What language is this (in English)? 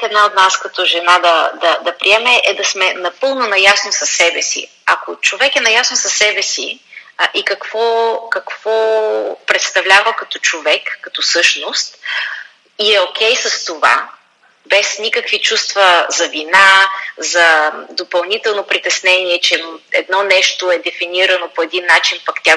Bulgarian